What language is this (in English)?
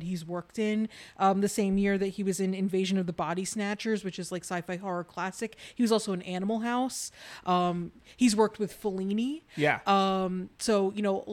English